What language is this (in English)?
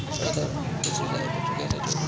Bhojpuri